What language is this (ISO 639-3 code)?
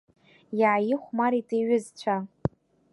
abk